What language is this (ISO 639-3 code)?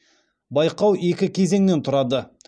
kaz